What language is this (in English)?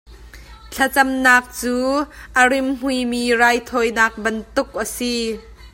Hakha Chin